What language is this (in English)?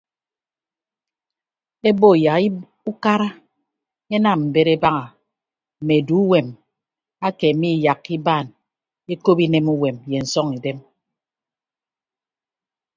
Ibibio